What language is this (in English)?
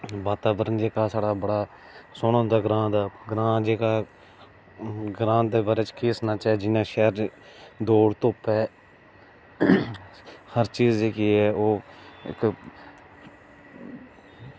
Dogri